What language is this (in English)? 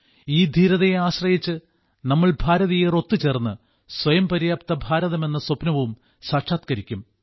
Malayalam